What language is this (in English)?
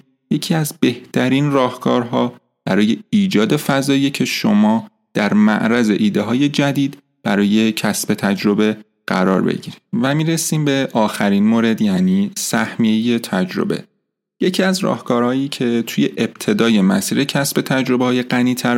Persian